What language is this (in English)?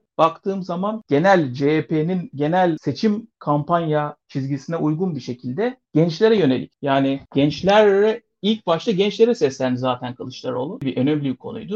Turkish